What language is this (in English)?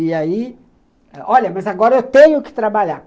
Portuguese